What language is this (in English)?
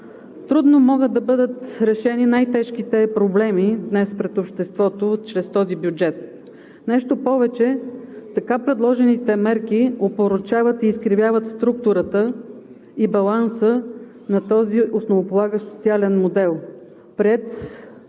Bulgarian